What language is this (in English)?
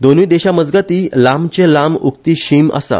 Konkani